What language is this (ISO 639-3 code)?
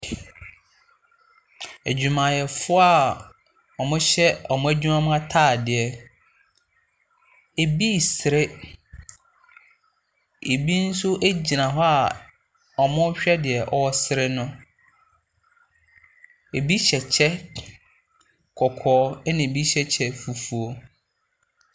aka